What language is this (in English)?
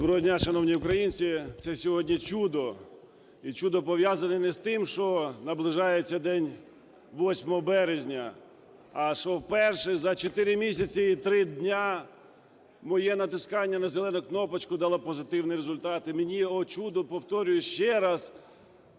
Ukrainian